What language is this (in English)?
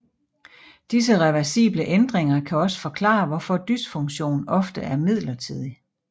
Danish